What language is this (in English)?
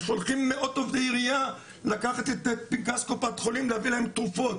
Hebrew